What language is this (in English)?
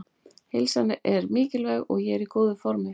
Icelandic